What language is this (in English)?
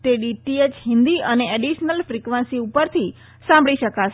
Gujarati